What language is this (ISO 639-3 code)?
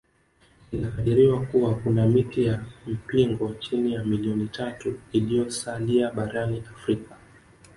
swa